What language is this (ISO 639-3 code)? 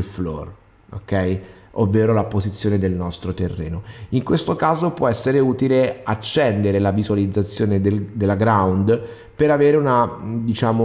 ita